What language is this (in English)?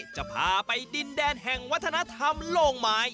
Thai